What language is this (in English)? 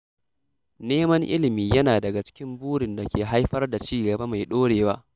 Hausa